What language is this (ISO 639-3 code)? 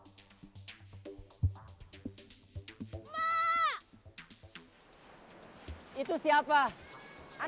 ind